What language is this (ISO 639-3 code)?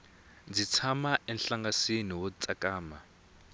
tso